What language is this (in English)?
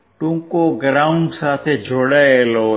Gujarati